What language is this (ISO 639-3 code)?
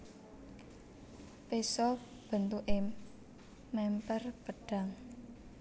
jav